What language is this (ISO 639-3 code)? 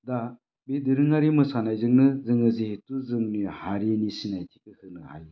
brx